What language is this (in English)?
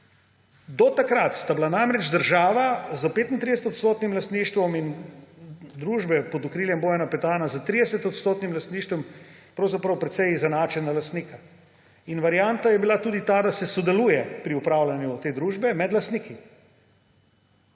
Slovenian